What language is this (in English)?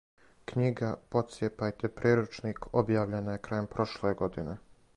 Serbian